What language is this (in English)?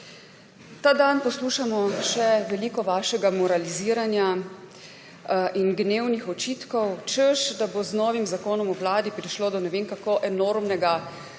Slovenian